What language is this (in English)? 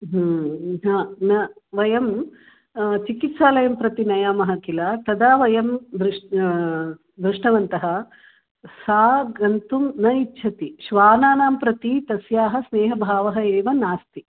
Sanskrit